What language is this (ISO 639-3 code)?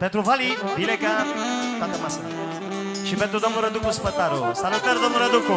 ron